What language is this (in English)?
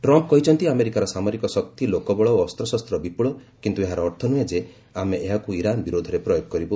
Odia